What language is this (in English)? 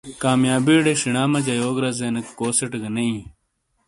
Shina